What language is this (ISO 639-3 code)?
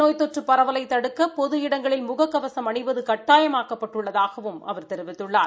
tam